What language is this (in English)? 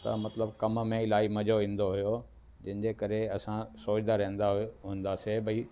Sindhi